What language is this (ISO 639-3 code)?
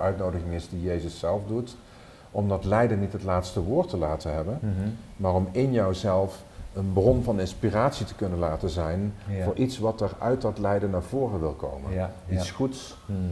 nld